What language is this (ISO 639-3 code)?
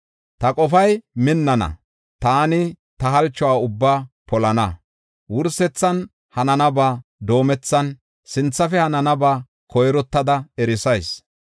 gof